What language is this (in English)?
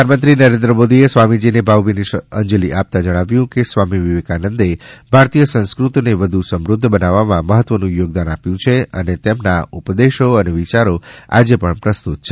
Gujarati